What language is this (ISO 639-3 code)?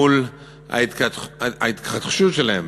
heb